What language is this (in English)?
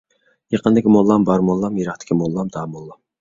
Uyghur